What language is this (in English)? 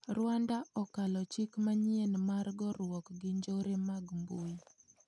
Luo (Kenya and Tanzania)